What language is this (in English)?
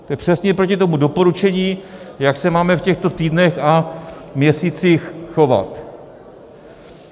Czech